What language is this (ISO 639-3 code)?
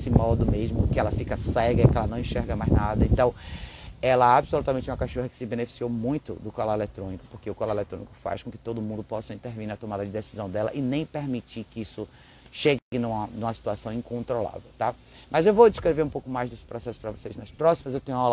por